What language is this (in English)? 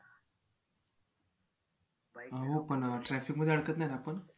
Marathi